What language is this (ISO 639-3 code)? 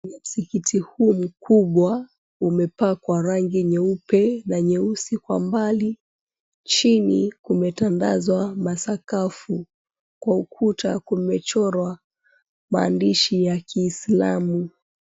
swa